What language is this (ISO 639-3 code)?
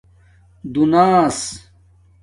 dmk